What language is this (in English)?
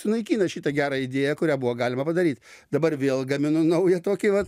Lithuanian